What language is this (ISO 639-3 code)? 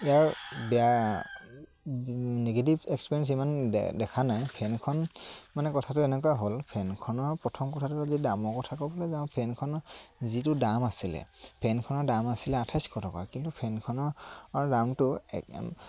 asm